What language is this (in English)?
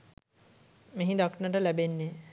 Sinhala